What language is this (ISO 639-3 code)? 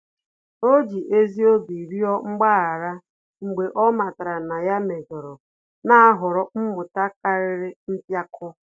ibo